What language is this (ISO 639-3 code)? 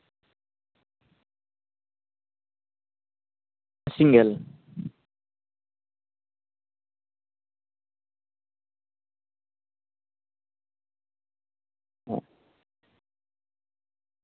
sat